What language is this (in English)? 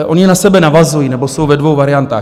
Czech